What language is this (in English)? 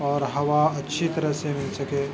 Urdu